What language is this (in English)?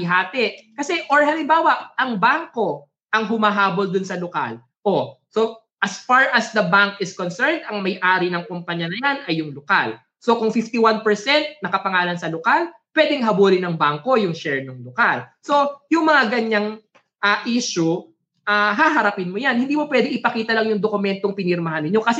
Filipino